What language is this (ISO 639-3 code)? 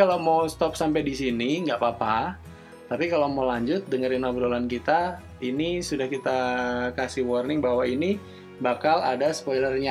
ind